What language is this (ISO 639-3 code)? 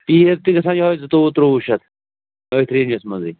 kas